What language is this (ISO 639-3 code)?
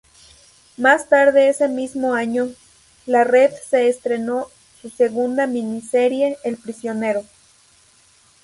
spa